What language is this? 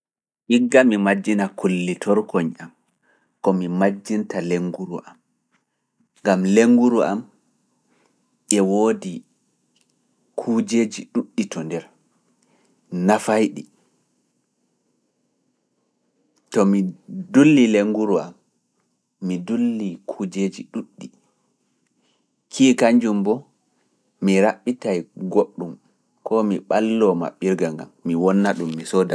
Fula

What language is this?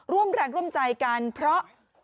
Thai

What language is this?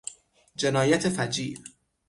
Persian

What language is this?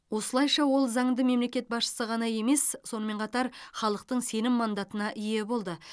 Kazakh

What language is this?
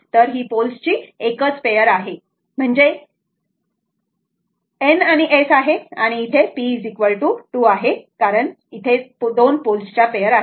Marathi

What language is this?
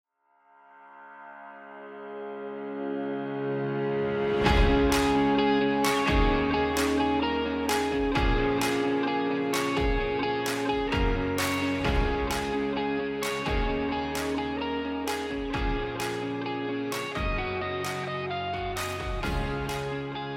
Greek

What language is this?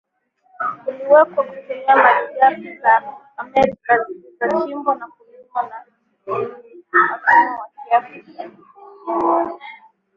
Swahili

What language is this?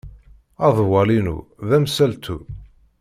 Kabyle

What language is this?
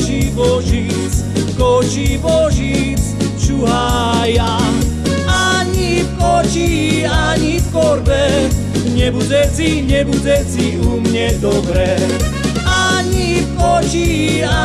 Slovak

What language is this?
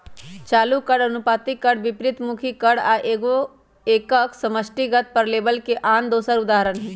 Magahi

